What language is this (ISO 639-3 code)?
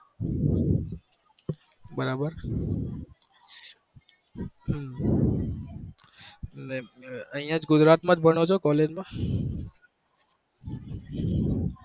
guj